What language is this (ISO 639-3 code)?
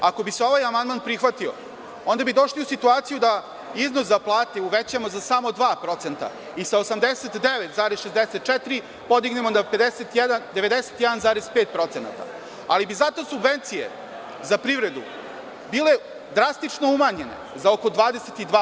srp